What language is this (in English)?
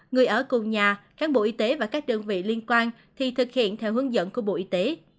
Vietnamese